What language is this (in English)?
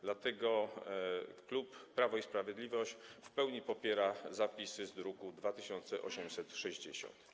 Polish